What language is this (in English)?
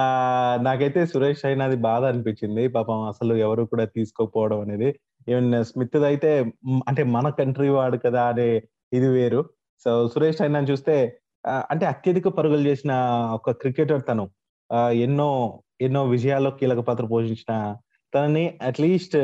Telugu